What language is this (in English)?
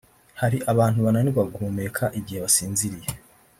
Kinyarwanda